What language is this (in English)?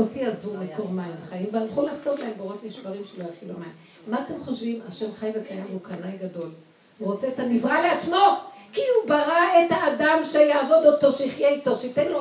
Hebrew